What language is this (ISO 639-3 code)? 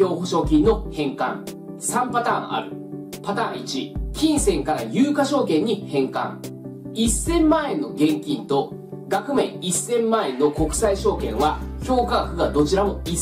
jpn